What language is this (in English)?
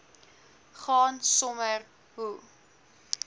Afrikaans